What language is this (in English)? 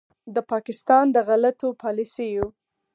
Pashto